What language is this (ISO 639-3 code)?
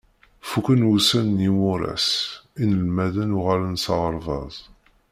kab